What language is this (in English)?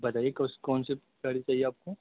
Urdu